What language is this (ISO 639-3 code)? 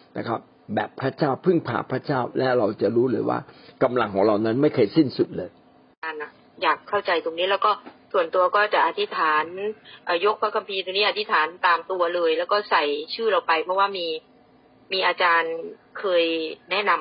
tha